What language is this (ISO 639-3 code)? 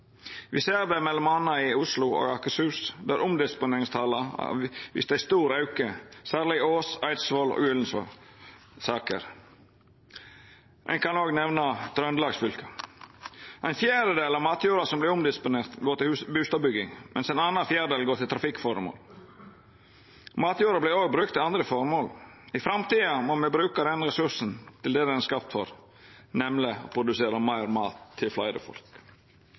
nno